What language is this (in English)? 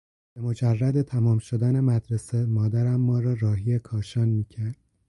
Persian